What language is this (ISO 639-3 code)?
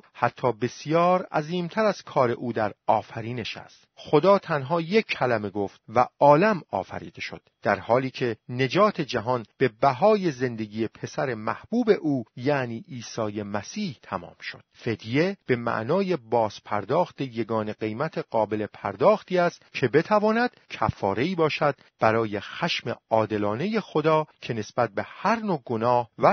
fas